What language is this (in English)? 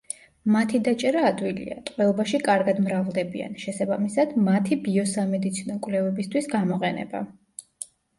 Georgian